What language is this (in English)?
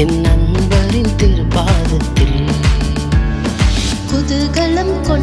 Vietnamese